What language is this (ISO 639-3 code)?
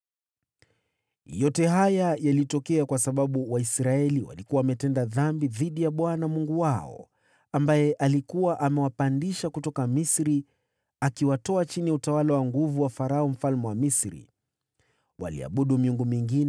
swa